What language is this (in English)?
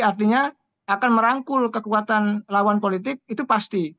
Indonesian